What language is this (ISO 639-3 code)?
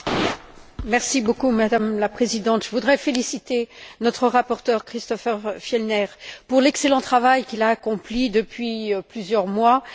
fra